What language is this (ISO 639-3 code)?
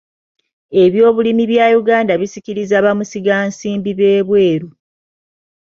lug